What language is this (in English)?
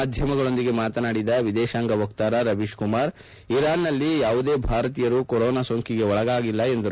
Kannada